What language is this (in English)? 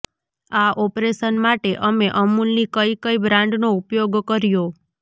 Gujarati